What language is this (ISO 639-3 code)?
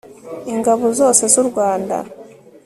kin